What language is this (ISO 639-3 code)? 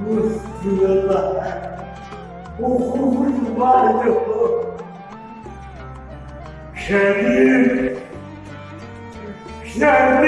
ara